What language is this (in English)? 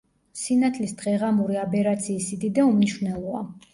Georgian